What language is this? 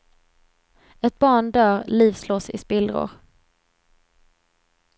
Swedish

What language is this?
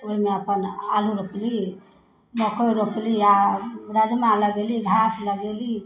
Maithili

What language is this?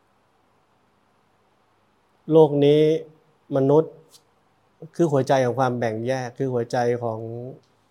Thai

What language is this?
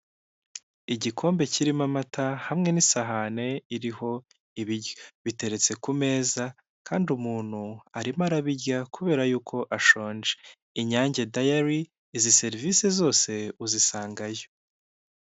Kinyarwanda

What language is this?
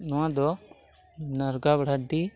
Santali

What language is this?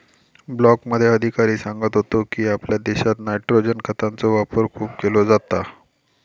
Marathi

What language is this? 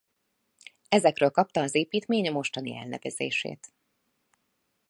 Hungarian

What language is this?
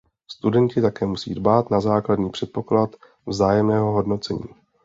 Czech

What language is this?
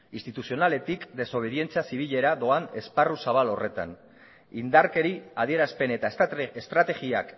Basque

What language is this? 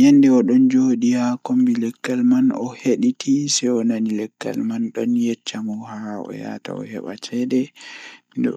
Fula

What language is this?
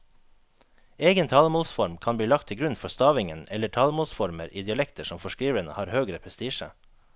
Norwegian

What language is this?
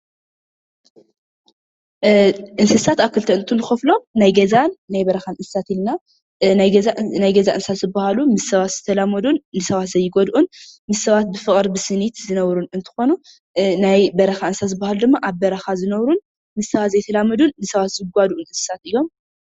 Tigrinya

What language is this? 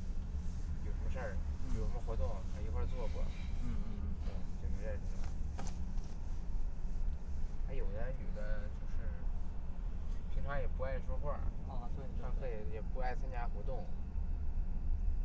Chinese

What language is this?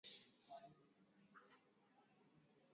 Swahili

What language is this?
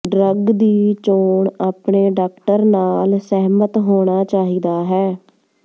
Punjabi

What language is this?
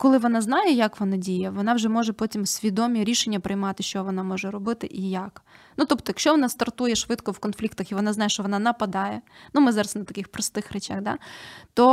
Ukrainian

